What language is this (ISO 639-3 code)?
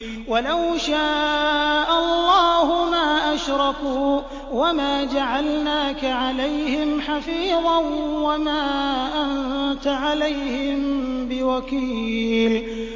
ara